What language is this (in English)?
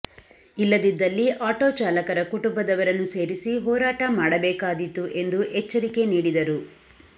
Kannada